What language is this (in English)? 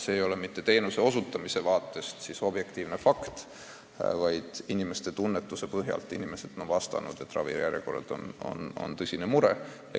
Estonian